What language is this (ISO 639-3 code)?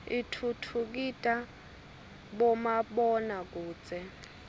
ssw